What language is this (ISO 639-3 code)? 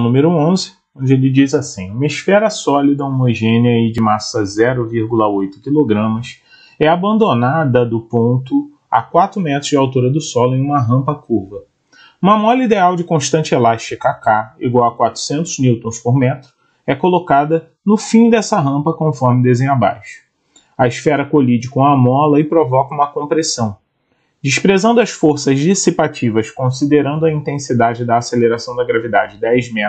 por